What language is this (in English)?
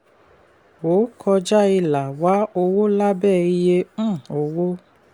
Yoruba